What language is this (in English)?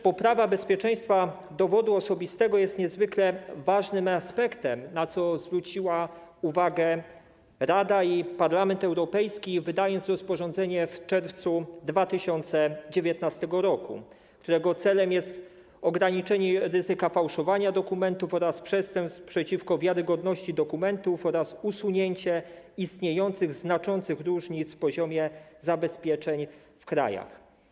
Polish